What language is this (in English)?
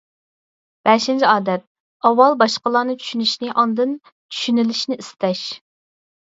Uyghur